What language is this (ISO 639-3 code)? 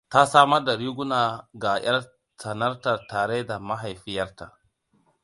hau